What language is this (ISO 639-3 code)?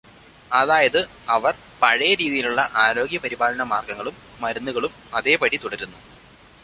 mal